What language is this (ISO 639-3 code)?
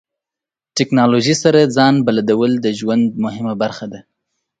pus